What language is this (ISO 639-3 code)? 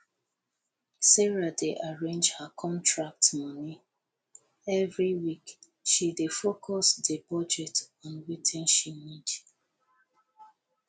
pcm